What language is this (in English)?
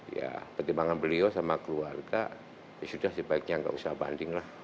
Indonesian